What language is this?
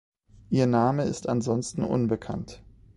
German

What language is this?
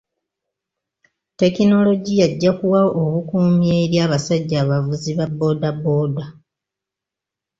Ganda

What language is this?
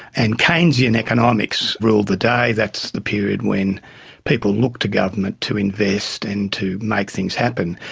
English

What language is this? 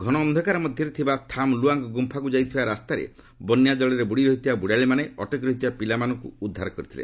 Odia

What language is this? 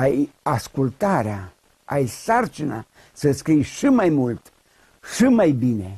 Romanian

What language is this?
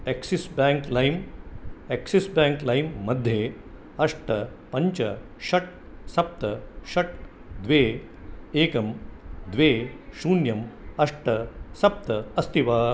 Sanskrit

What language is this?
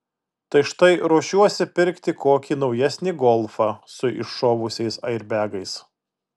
Lithuanian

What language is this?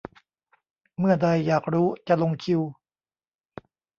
Thai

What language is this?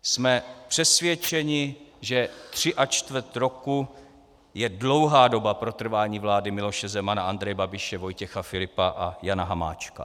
Czech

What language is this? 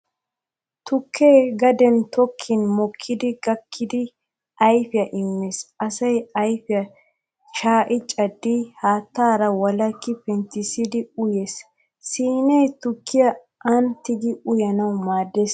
Wolaytta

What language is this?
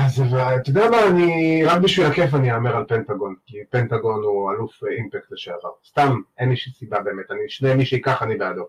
Hebrew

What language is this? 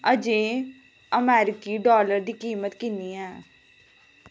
Dogri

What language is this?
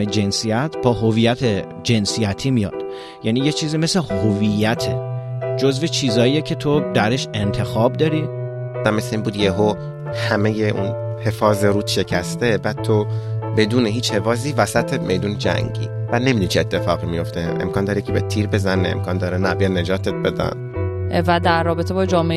Persian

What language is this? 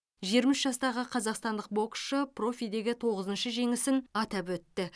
Kazakh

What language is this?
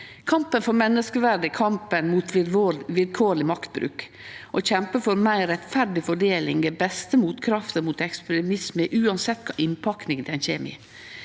Norwegian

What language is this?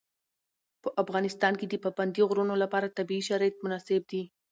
Pashto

